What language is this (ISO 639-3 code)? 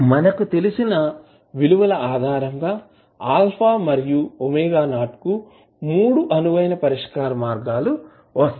tel